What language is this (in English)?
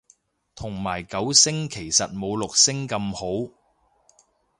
Cantonese